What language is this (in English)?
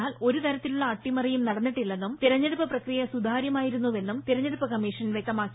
Malayalam